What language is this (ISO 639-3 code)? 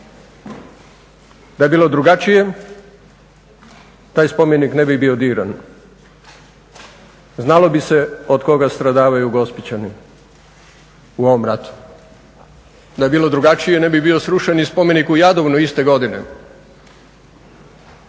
hrv